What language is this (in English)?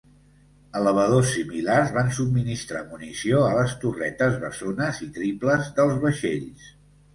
Catalan